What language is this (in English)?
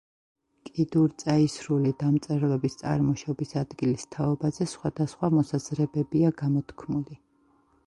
Georgian